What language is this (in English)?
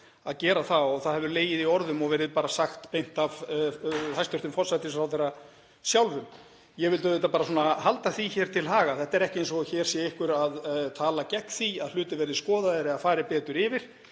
Icelandic